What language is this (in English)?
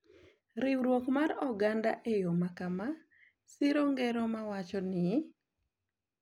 Luo (Kenya and Tanzania)